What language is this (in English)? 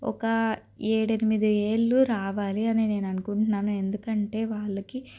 Telugu